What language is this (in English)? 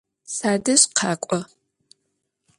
Adyghe